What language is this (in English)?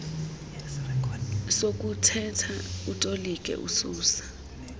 Xhosa